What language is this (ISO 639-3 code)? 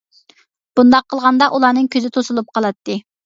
uig